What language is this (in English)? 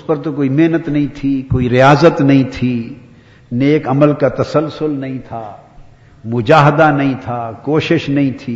Urdu